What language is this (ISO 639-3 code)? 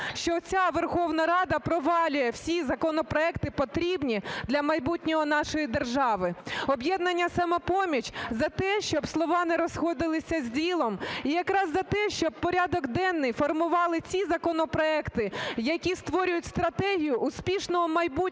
ukr